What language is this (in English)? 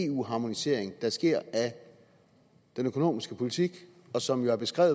Danish